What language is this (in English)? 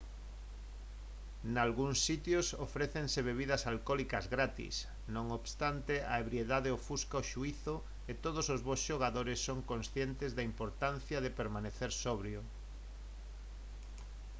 Galician